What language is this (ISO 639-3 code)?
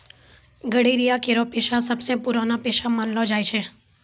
mai